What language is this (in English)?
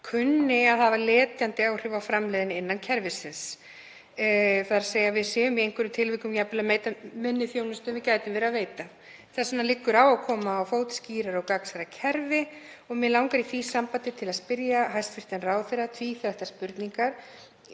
Icelandic